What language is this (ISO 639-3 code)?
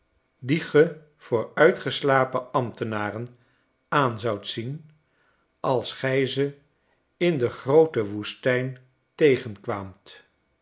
nld